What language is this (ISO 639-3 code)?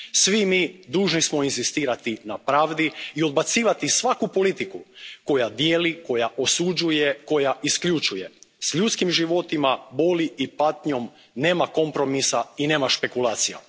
hrv